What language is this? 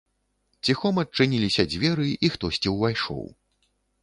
Belarusian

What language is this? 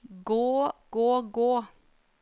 Norwegian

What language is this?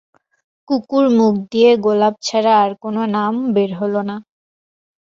Bangla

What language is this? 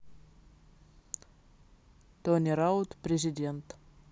Russian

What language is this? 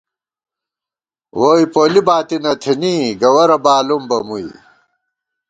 Gawar-Bati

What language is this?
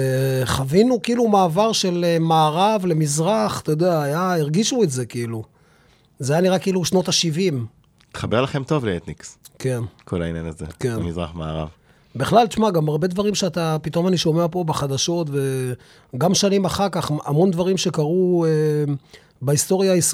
Hebrew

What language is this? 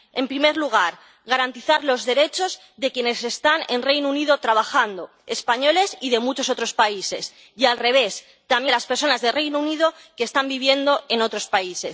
Spanish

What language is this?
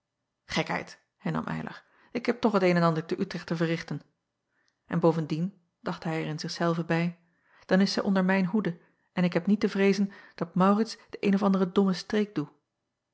Dutch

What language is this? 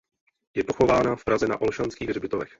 Czech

